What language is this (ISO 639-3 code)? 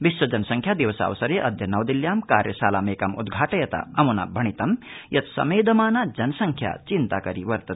san